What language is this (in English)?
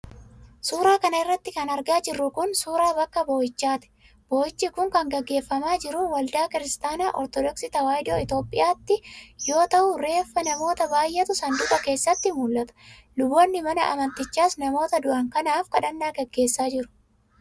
Oromo